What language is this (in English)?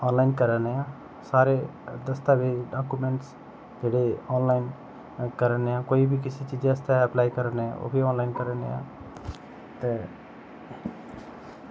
Dogri